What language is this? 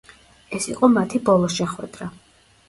Georgian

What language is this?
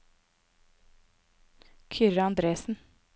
Norwegian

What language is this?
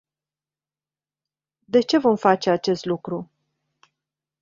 Romanian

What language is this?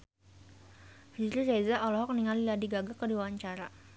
Sundanese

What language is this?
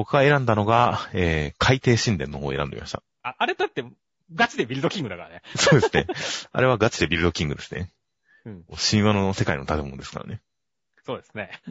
Japanese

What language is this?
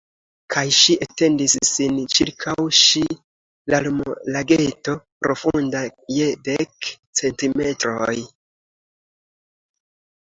Esperanto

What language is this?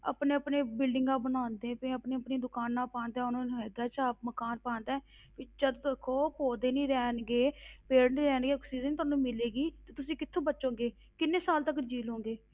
Punjabi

